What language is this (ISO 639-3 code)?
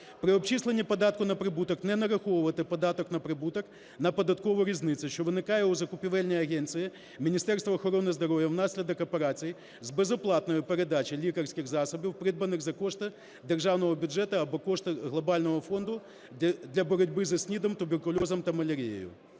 ukr